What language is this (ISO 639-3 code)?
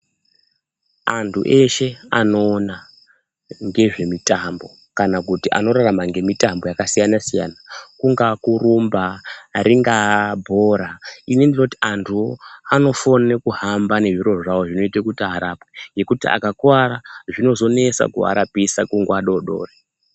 ndc